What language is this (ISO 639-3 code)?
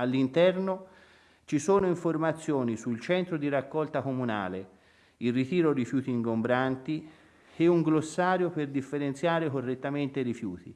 ita